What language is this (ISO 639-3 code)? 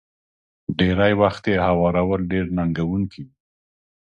pus